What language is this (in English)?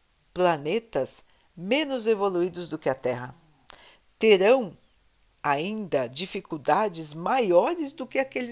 Portuguese